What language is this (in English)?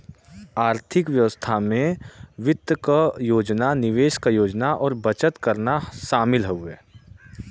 Bhojpuri